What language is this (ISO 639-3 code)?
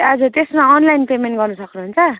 nep